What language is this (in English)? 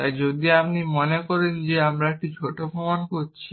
Bangla